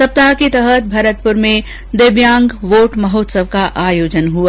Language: Hindi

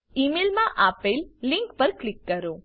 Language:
Gujarati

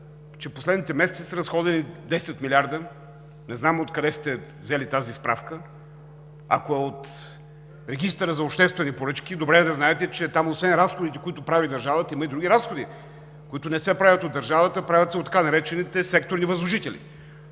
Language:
Bulgarian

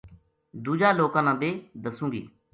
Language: Gujari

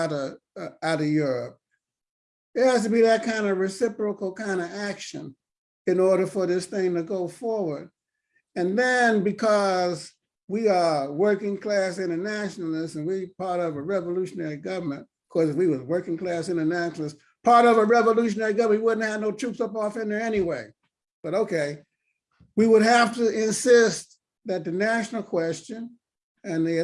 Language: English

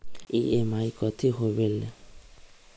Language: Magahi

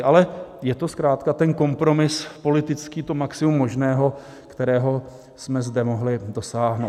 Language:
Czech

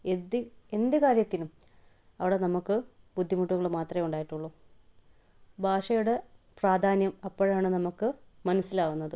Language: Malayalam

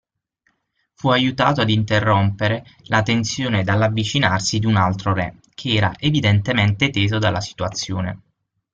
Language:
Italian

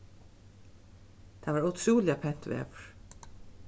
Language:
Faroese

